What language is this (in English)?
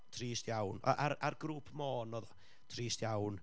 Welsh